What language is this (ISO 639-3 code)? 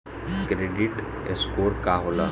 bho